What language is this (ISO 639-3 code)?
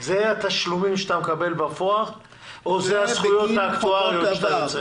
heb